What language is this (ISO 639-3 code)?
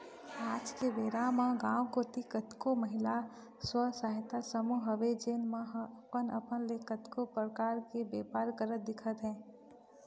hne